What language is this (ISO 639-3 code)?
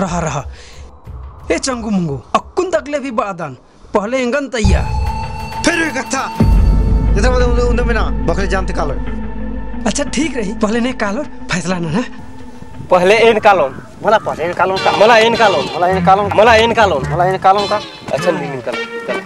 hin